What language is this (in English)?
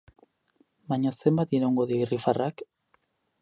Basque